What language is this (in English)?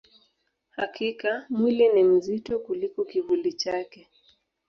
Swahili